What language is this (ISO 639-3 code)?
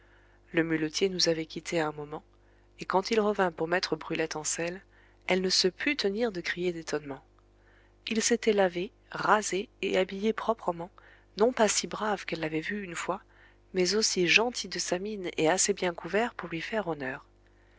fra